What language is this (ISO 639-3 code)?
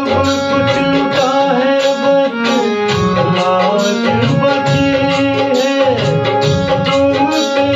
ara